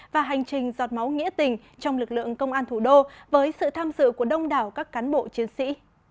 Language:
Vietnamese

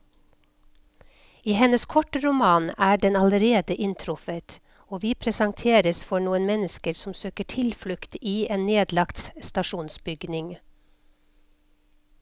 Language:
Norwegian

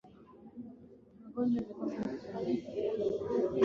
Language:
Swahili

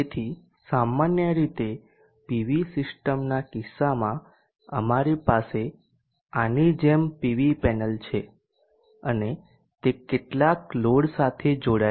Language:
Gujarati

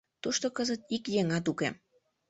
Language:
Mari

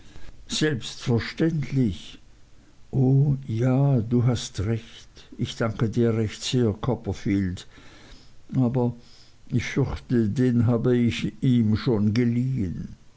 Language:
German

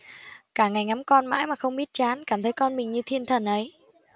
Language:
Vietnamese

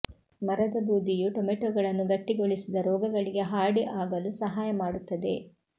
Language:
Kannada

